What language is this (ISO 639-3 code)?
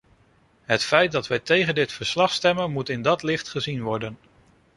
nld